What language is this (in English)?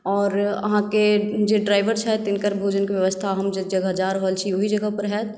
Maithili